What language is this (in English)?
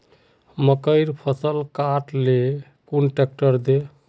Magahi